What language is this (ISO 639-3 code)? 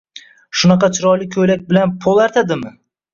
uzb